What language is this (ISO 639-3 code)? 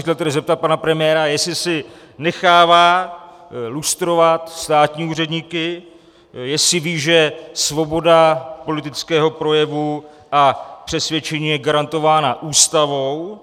ces